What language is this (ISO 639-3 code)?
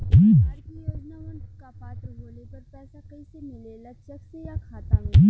bho